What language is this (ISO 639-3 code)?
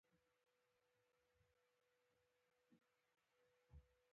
pus